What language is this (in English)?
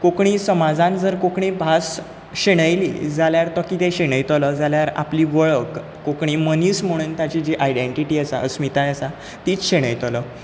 Konkani